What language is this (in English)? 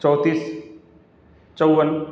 Urdu